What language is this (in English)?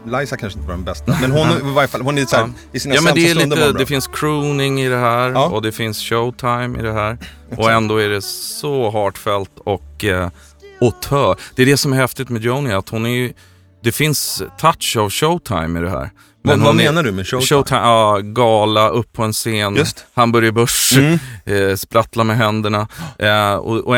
Swedish